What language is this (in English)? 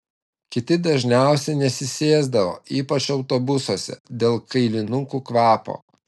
Lithuanian